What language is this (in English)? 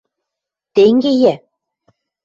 Western Mari